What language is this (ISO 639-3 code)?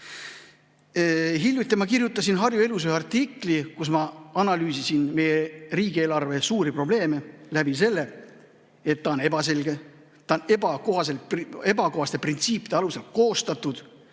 est